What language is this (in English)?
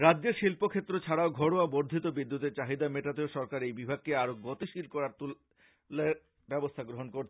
Bangla